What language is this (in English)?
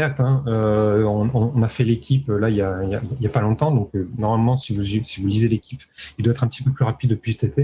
French